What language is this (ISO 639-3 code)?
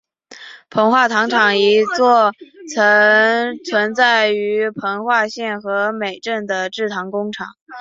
zho